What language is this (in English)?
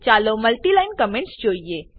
Gujarati